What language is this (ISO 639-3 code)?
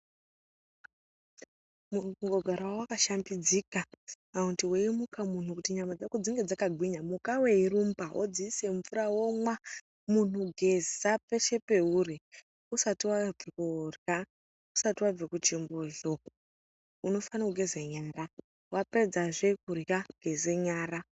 ndc